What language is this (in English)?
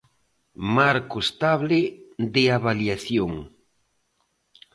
Galician